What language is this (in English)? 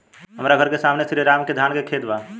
Bhojpuri